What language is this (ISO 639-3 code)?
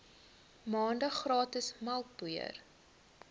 afr